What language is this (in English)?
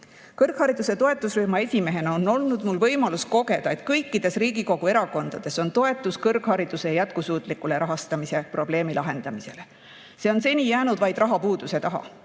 Estonian